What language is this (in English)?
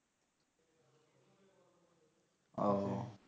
Bangla